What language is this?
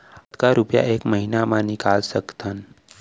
Chhattisgarhi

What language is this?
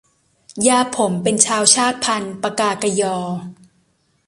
Thai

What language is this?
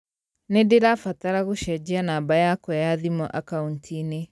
Kikuyu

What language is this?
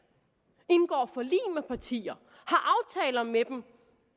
Danish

